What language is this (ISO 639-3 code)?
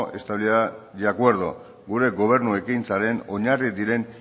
eus